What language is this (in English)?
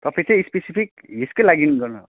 Nepali